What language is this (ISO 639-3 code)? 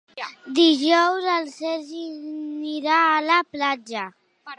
cat